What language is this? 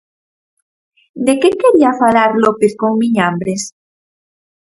Galician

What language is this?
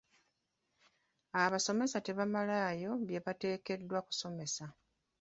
Ganda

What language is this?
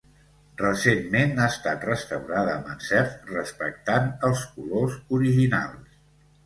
Catalan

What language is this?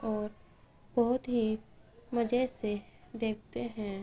Urdu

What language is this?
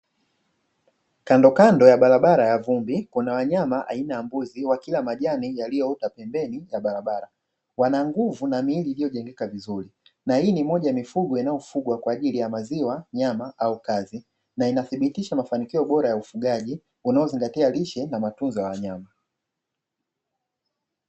Swahili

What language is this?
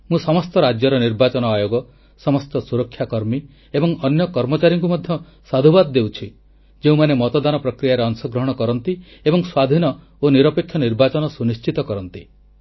Odia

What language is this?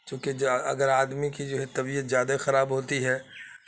Urdu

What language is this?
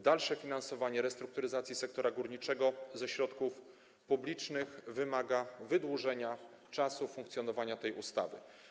Polish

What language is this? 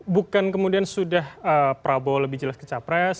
Indonesian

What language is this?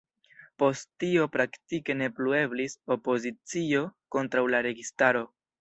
Esperanto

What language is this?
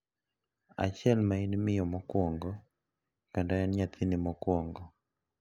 Luo (Kenya and Tanzania)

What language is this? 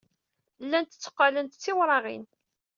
Kabyle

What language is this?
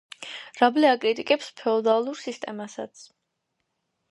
Georgian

